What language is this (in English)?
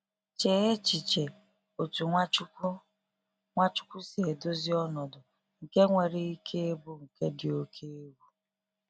Igbo